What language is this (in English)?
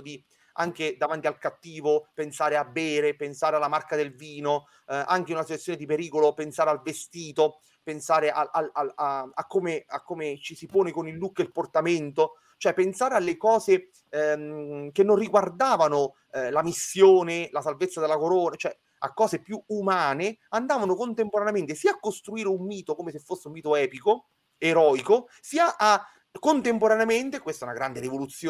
Italian